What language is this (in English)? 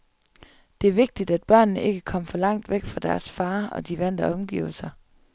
Danish